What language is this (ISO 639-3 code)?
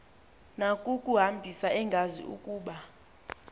xho